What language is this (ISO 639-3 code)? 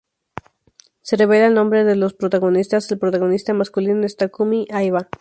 spa